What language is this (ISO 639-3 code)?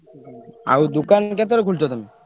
ori